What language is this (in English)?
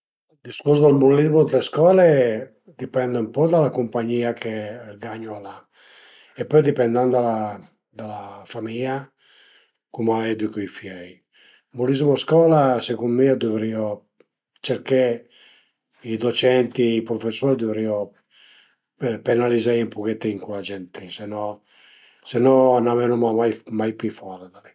Piedmontese